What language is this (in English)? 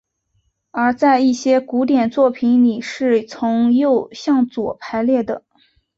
Chinese